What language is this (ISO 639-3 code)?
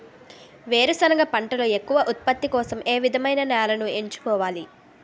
tel